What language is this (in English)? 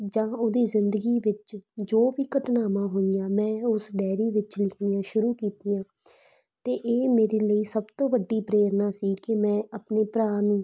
Punjabi